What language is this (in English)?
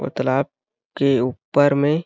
Hindi